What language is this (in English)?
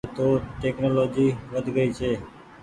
Goaria